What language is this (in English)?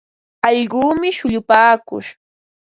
Ambo-Pasco Quechua